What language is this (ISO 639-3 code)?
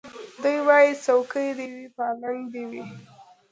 pus